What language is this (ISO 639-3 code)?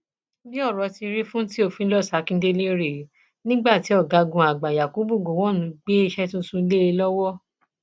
yor